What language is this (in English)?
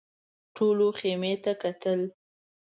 Pashto